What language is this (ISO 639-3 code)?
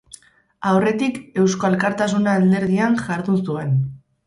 eus